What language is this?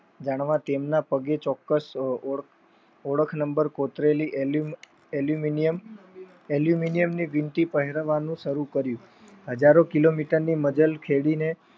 Gujarati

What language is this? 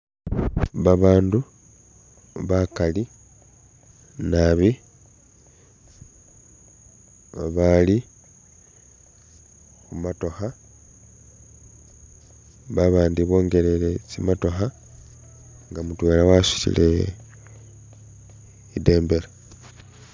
Masaaba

